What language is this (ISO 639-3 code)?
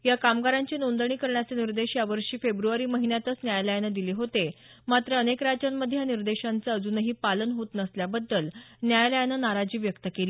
mar